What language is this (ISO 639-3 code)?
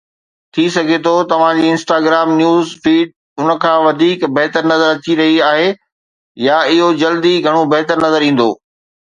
snd